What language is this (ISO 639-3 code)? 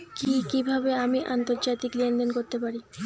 ben